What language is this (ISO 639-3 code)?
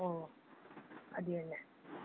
mal